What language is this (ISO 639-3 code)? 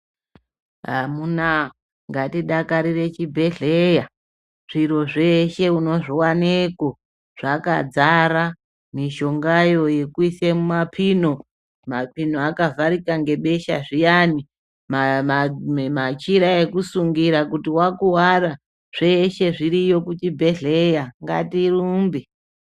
ndc